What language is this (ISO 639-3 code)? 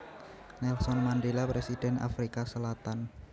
jav